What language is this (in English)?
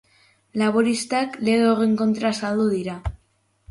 Basque